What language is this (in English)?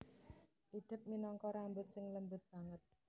Javanese